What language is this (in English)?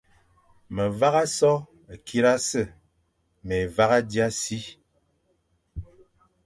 Fang